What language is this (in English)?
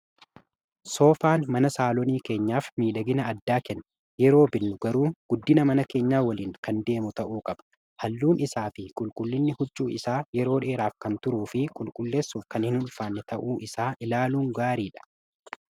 Oromo